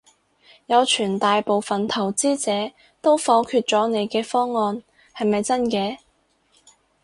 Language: Cantonese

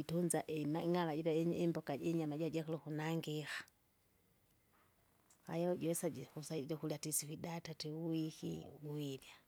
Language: Kinga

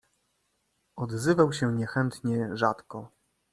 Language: Polish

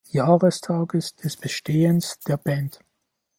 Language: German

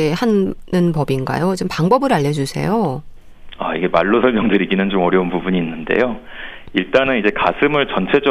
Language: Korean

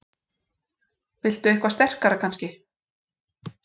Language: Icelandic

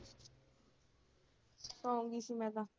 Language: Punjabi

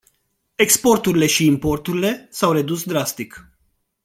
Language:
Romanian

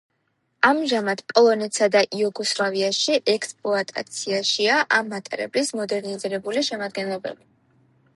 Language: Georgian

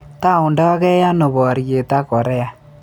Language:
Kalenjin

